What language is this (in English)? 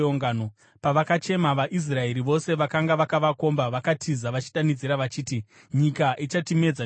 Shona